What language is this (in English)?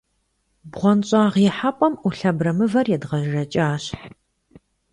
Kabardian